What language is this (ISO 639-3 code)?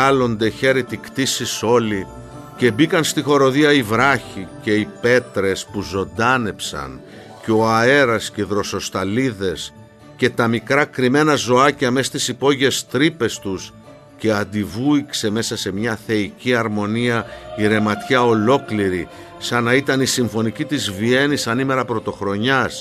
ell